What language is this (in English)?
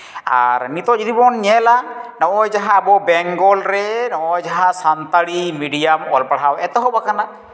Santali